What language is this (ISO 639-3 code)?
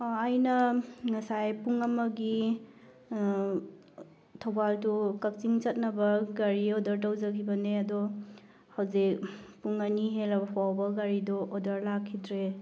mni